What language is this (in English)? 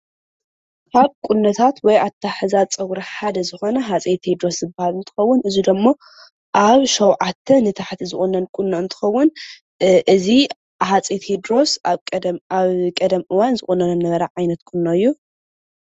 Tigrinya